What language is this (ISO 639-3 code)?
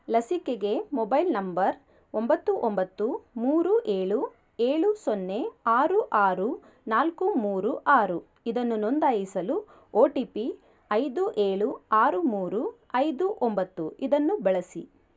kan